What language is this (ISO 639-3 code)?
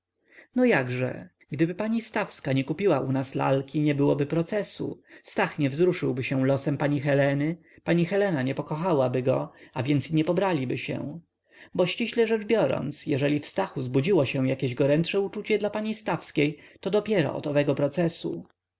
pol